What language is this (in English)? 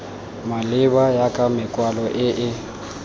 Tswana